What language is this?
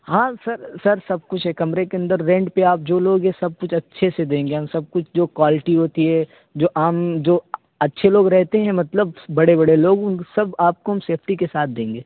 Urdu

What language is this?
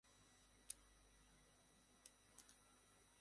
Bangla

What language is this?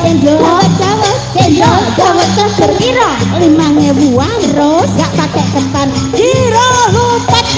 Indonesian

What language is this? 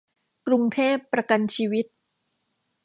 Thai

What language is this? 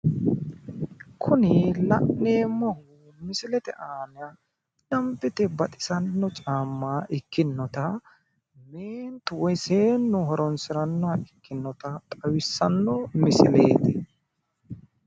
Sidamo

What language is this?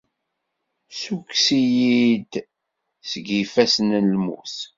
Kabyle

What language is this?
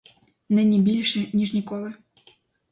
Ukrainian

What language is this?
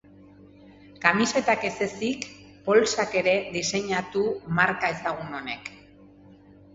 Basque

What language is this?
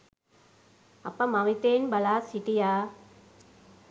Sinhala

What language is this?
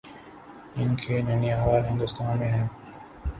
Urdu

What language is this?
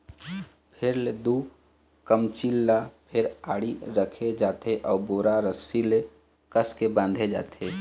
Chhattisgarhi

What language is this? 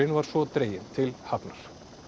Icelandic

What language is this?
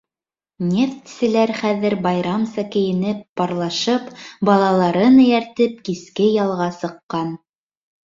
Bashkir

